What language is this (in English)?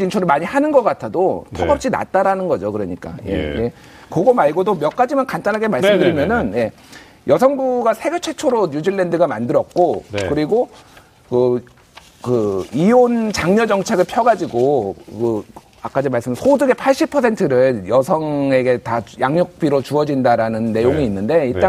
Korean